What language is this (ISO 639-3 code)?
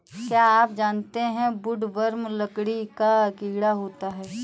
hin